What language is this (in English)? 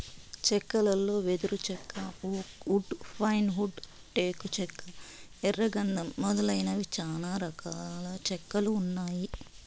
Telugu